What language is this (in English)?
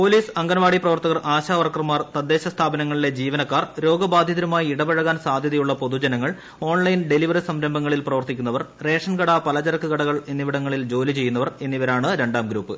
Malayalam